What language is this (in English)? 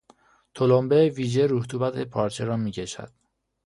Persian